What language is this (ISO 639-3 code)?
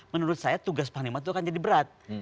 ind